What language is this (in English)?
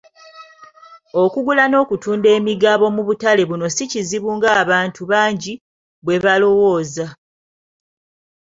Ganda